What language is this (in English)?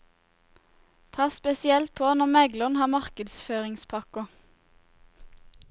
Norwegian